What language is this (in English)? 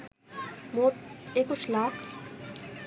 Bangla